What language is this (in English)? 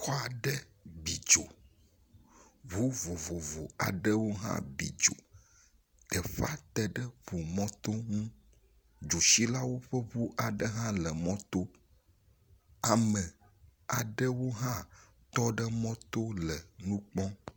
Ewe